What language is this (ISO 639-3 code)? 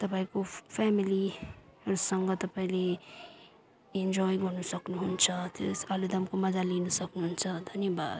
nep